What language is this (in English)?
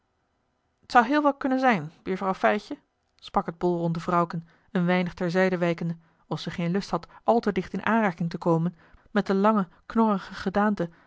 Dutch